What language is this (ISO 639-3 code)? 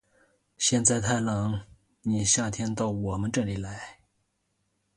zho